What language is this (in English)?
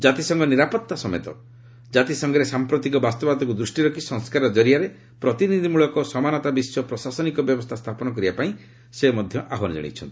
Odia